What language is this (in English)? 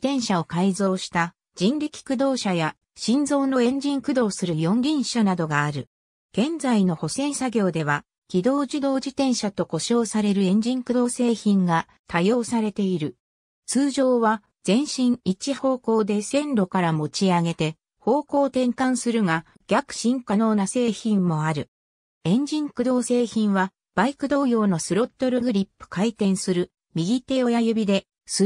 Japanese